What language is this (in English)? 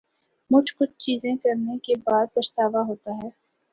Urdu